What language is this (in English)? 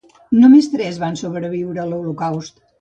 Catalan